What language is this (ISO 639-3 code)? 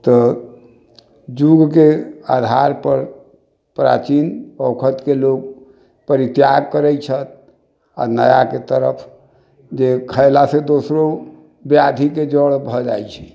mai